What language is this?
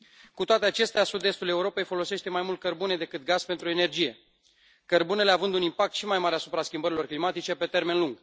Romanian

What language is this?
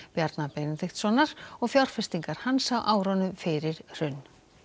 Icelandic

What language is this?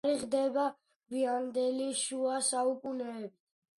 Georgian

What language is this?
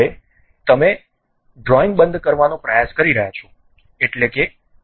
Gujarati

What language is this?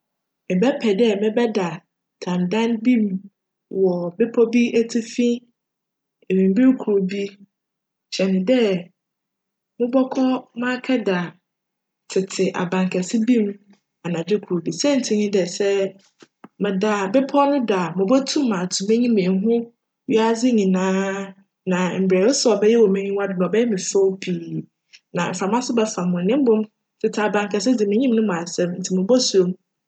Akan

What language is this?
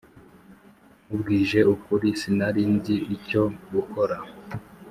Kinyarwanda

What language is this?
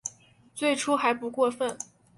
Chinese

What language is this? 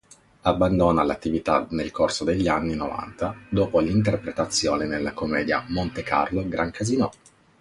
Italian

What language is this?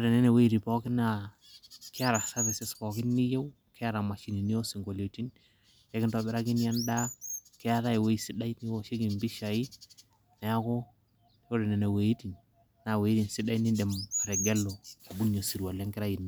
Masai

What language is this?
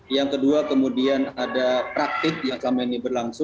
Indonesian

